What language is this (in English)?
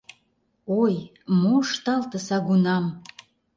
Mari